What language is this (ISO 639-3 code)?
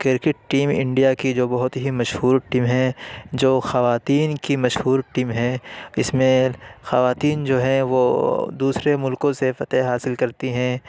urd